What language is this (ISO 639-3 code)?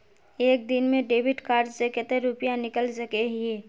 mag